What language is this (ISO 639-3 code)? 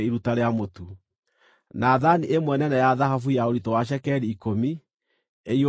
kik